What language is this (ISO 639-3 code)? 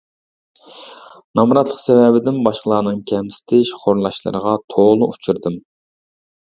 uig